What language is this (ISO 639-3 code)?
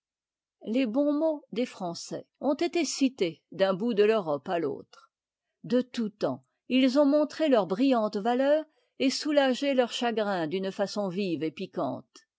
fra